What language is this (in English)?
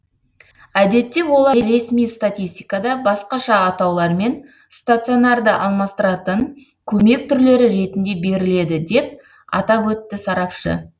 Kazakh